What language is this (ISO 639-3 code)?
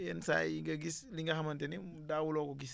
wol